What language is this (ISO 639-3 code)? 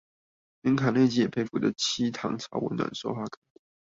zho